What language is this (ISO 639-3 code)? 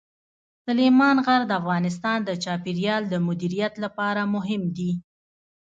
pus